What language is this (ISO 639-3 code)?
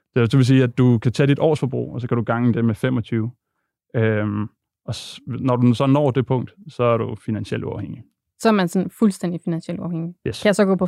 dan